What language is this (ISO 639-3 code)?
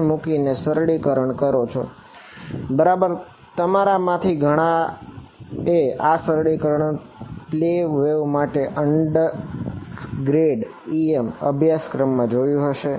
guj